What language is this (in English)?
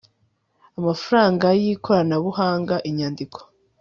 Kinyarwanda